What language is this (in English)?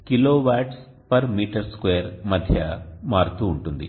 Telugu